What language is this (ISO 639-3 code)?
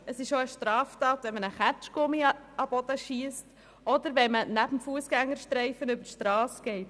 gsw